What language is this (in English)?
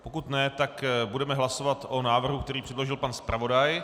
Czech